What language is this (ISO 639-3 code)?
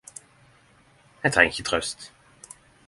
nno